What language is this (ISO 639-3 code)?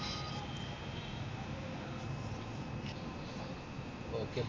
mal